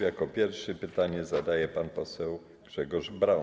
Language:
Polish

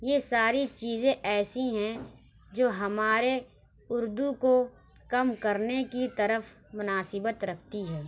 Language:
Urdu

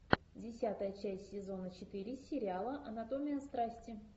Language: Russian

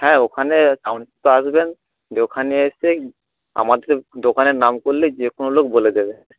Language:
Bangla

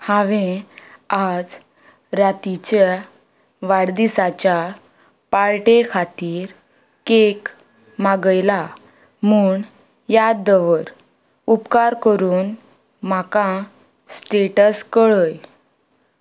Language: Konkani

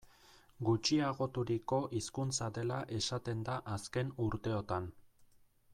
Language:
Basque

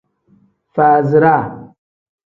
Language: Tem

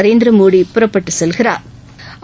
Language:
Tamil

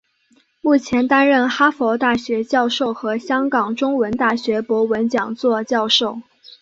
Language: Chinese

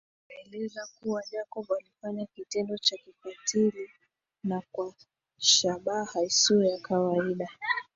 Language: Swahili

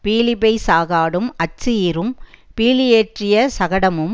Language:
Tamil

